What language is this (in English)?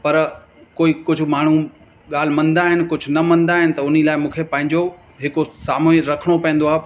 Sindhi